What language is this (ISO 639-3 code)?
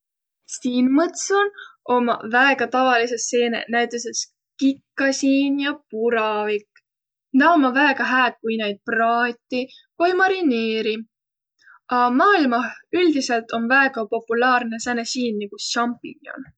vro